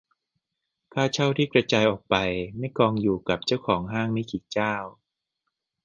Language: Thai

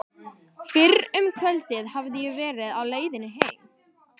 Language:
Icelandic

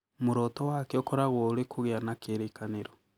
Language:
Kikuyu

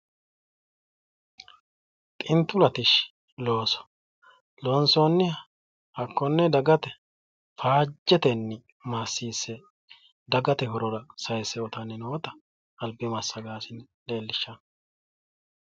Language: Sidamo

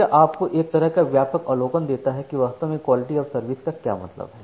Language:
Hindi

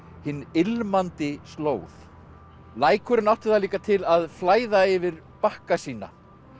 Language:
Icelandic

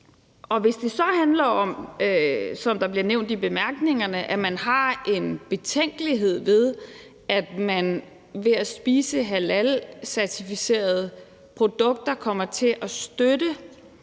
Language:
Danish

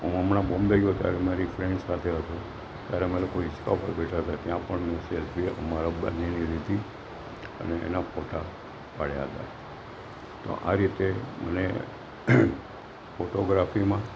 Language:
Gujarati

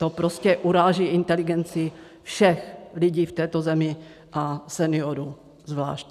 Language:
Czech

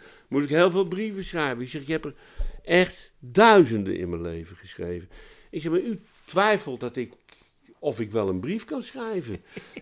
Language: Dutch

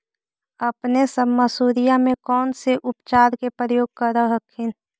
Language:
Magahi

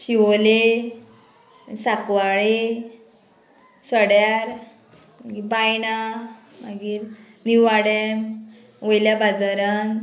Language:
Konkani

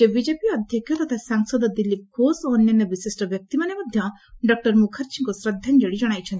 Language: Odia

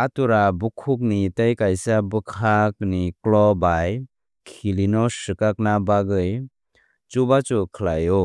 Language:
Kok Borok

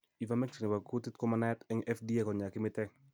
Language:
Kalenjin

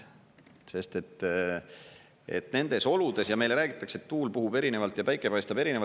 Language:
Estonian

